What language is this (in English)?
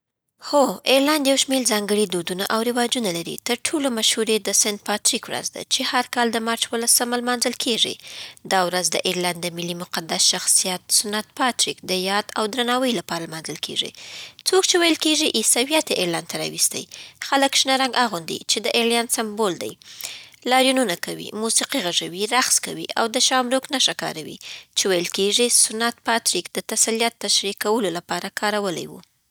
Southern Pashto